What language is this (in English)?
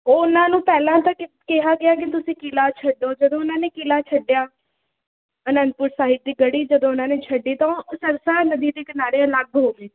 Punjabi